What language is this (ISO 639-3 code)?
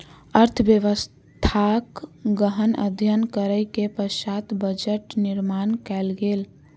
mai